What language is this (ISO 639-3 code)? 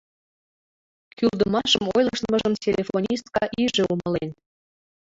chm